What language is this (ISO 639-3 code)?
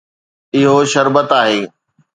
snd